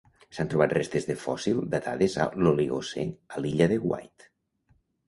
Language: Catalan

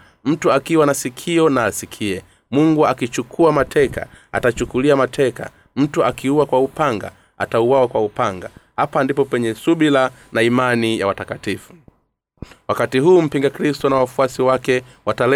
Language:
Swahili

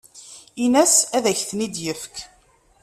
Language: Kabyle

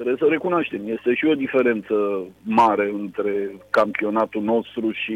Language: Romanian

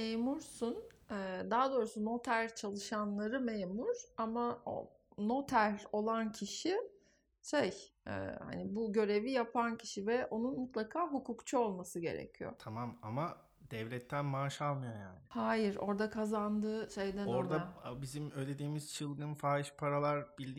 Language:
Turkish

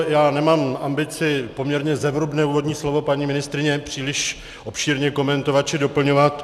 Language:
Czech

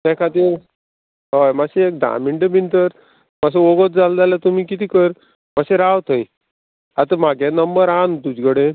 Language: Konkani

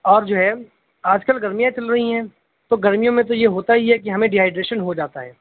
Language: Urdu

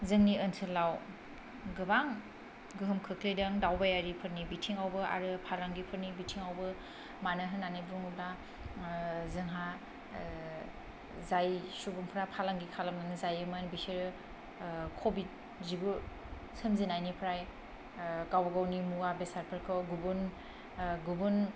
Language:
Bodo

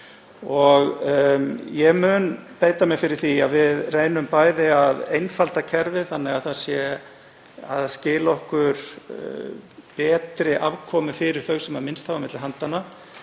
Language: Icelandic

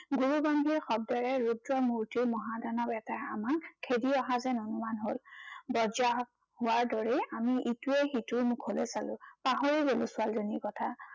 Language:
Assamese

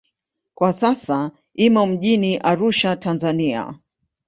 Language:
Swahili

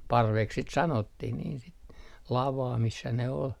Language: Finnish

